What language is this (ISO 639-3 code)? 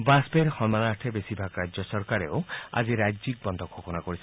asm